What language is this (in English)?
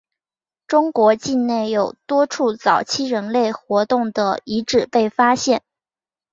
Chinese